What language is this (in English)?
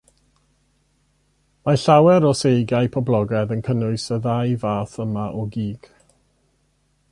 Welsh